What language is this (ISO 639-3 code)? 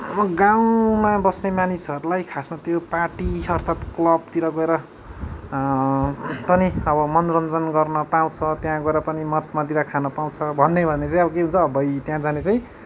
nep